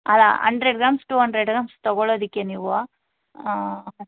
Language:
Kannada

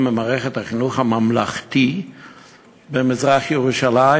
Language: Hebrew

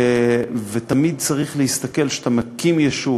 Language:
Hebrew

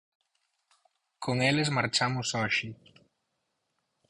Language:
Galician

